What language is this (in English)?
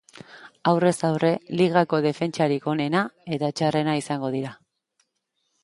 Basque